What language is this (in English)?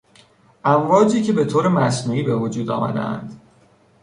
Persian